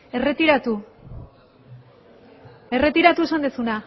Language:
Basque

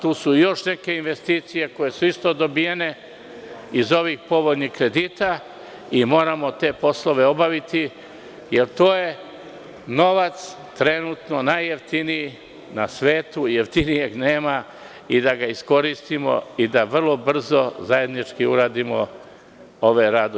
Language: Serbian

